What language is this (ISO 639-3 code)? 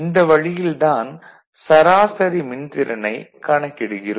tam